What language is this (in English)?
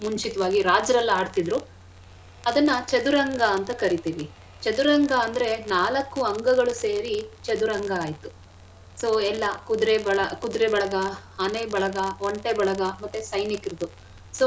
Kannada